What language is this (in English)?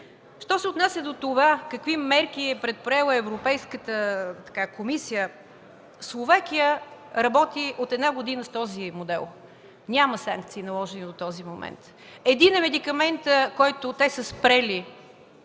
Bulgarian